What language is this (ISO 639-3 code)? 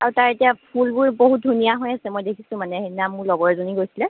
asm